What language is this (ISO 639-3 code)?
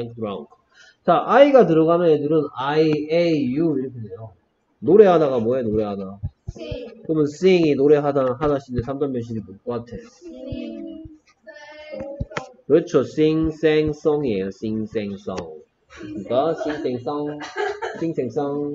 kor